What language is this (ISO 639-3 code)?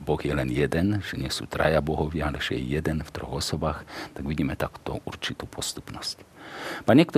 slk